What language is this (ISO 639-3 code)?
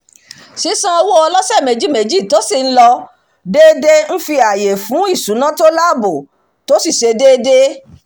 yor